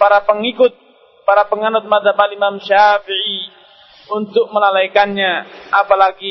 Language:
Malay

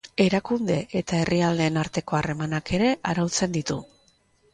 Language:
Basque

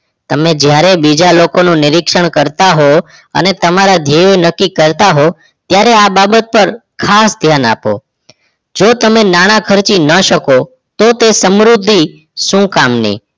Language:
Gujarati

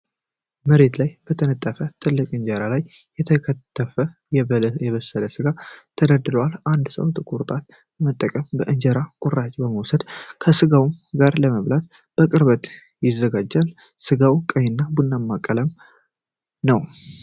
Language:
Amharic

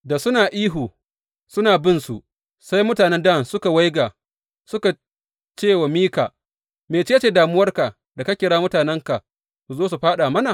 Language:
Hausa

